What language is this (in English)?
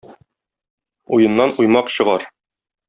Tatar